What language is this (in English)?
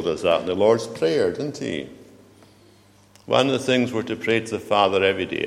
English